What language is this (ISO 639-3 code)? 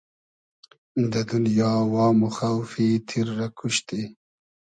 haz